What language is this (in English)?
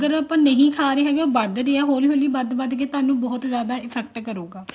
Punjabi